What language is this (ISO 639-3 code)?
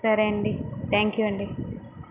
tel